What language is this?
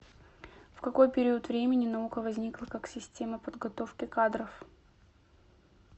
Russian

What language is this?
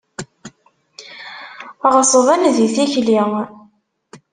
Kabyle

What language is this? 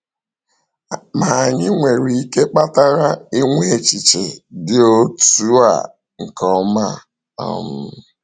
Igbo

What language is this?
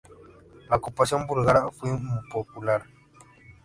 Spanish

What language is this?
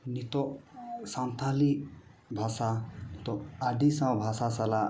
Santali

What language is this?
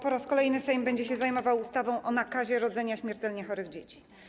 Polish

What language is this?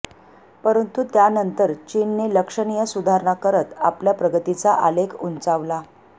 Marathi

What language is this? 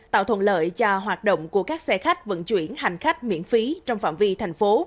Vietnamese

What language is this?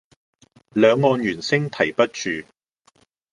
Cantonese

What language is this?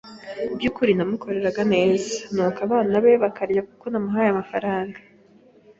Kinyarwanda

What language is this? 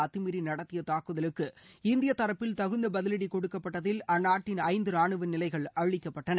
Tamil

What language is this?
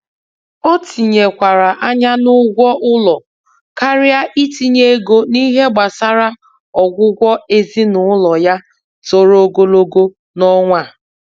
Igbo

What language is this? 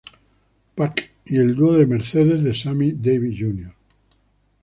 Spanish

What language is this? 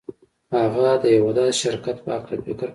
Pashto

